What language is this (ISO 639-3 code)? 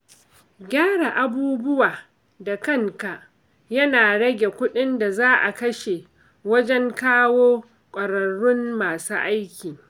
hau